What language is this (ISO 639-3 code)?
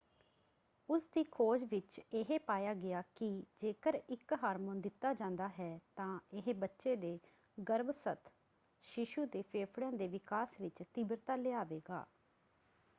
pan